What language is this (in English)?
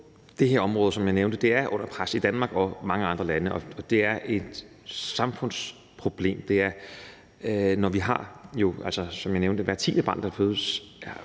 Danish